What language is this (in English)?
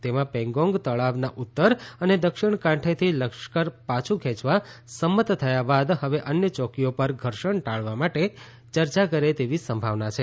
Gujarati